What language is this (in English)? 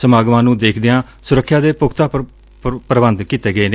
Punjabi